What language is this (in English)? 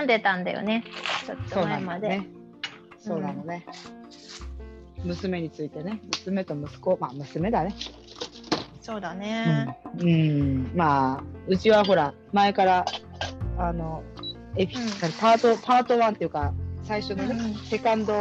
Japanese